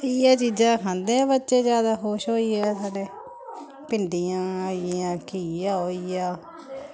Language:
Dogri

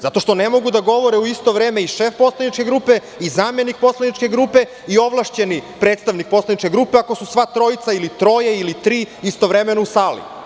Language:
Serbian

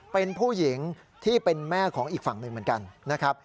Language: Thai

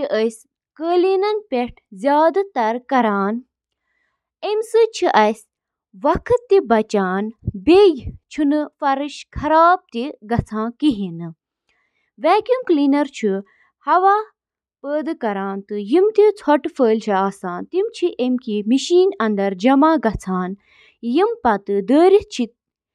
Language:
Kashmiri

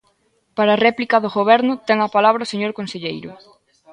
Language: Galician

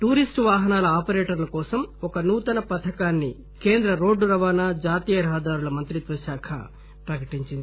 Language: Telugu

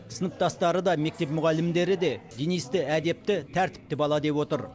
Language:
Kazakh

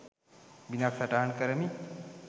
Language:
Sinhala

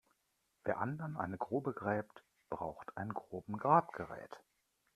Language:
German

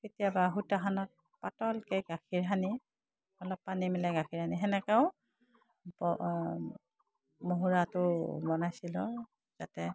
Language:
Assamese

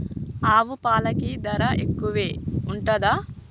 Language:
Telugu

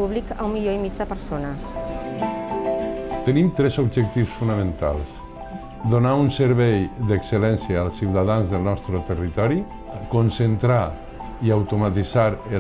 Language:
Italian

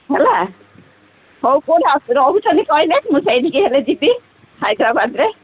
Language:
Odia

